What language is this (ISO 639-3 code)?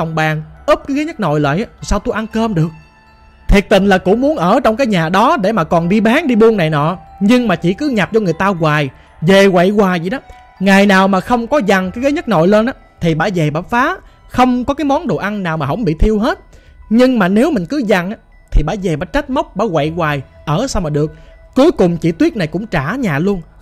vie